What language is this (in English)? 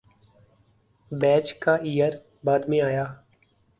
Urdu